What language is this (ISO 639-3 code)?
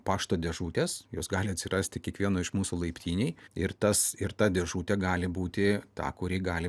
lit